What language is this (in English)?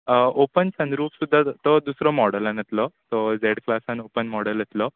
Konkani